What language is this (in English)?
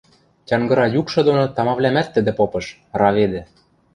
Western Mari